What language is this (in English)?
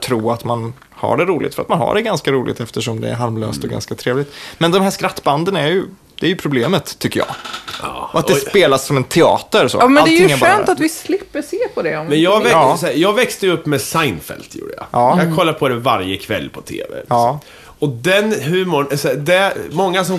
Swedish